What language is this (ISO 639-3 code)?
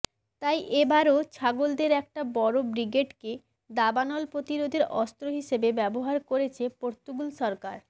ben